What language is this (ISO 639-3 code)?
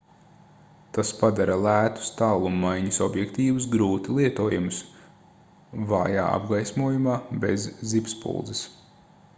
lav